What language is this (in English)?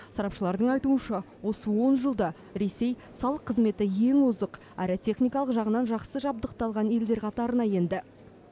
Kazakh